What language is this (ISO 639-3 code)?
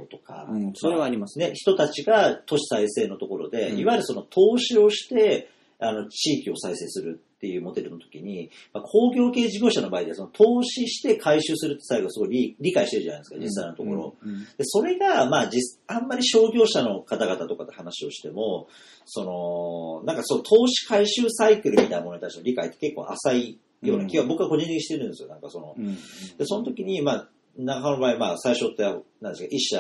jpn